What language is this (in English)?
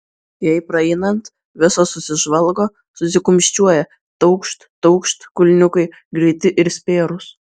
Lithuanian